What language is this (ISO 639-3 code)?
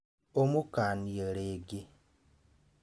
kik